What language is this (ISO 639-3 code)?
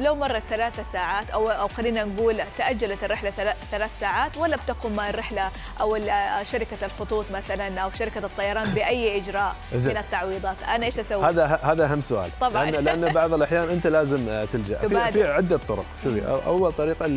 ara